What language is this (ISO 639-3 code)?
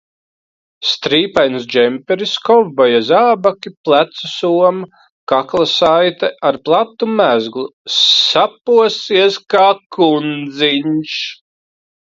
lav